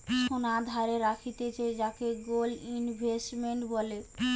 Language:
Bangla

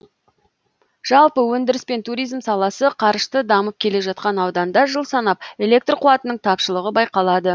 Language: Kazakh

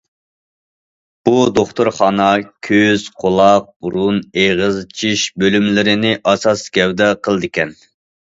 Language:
Uyghur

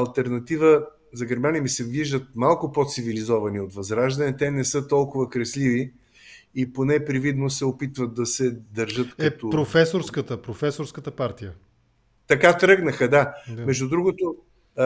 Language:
Bulgarian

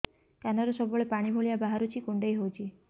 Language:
Odia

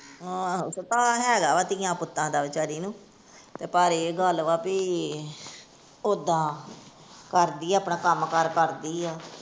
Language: Punjabi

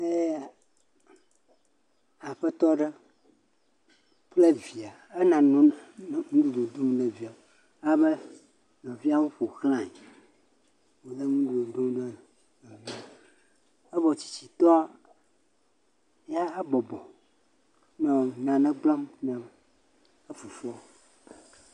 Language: Ewe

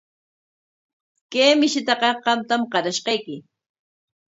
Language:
Corongo Ancash Quechua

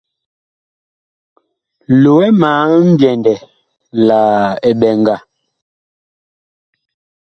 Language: Bakoko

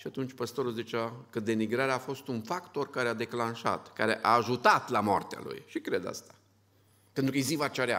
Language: Romanian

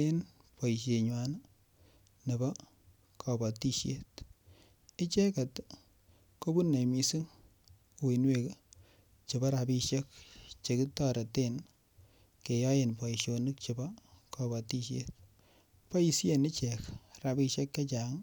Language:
Kalenjin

